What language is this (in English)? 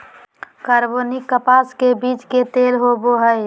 Magahi